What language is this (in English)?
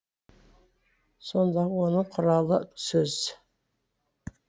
Kazakh